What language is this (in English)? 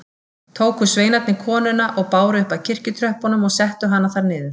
Icelandic